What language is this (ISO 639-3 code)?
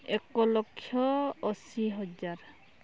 ori